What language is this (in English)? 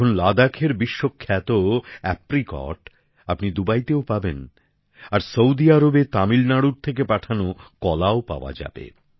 Bangla